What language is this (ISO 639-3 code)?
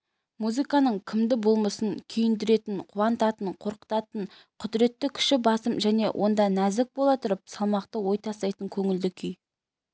kaz